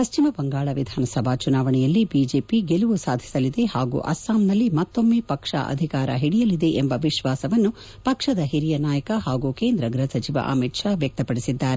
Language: Kannada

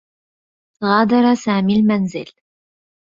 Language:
Arabic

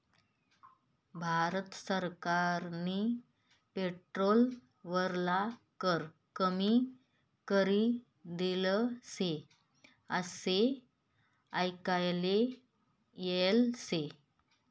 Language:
Marathi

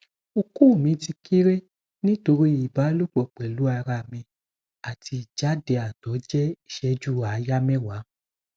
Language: Yoruba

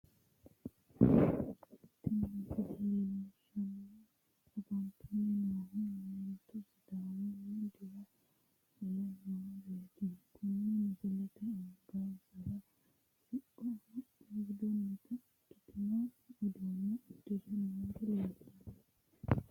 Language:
Sidamo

